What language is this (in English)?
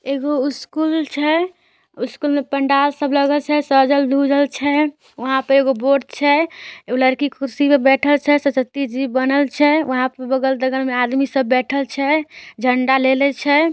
Magahi